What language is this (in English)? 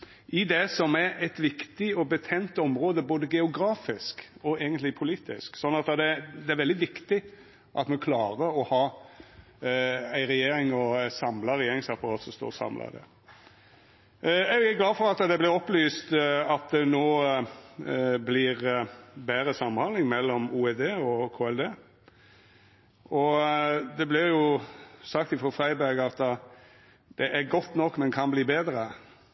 Norwegian Nynorsk